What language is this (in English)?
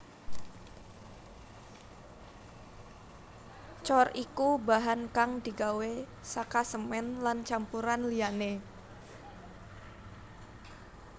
Javanese